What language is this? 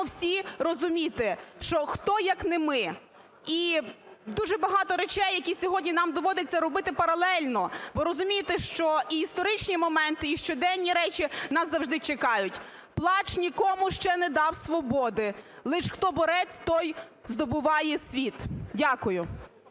Ukrainian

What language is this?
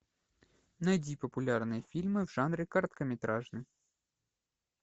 Russian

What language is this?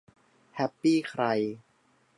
Thai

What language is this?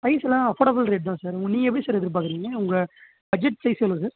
Tamil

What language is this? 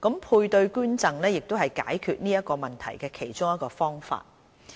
Cantonese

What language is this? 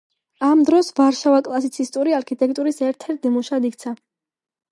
Georgian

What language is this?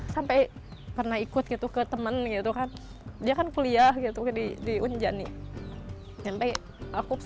Indonesian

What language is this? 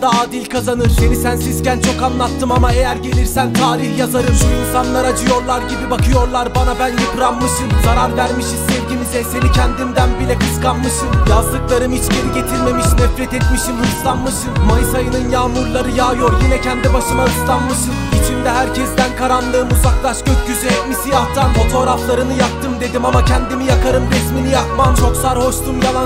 Turkish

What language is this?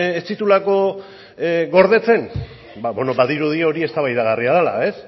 Basque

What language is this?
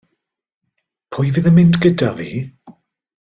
Welsh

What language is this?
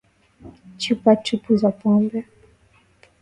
Swahili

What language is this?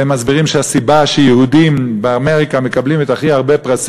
Hebrew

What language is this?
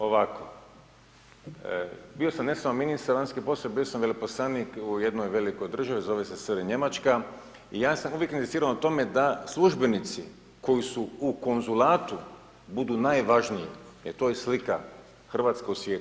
Croatian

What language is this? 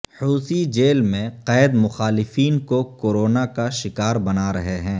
Urdu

